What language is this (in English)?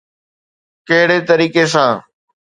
Sindhi